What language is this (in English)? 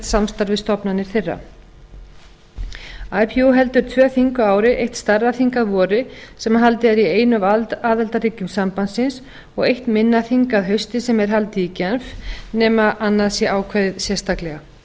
Icelandic